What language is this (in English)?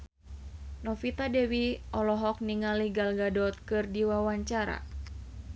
Sundanese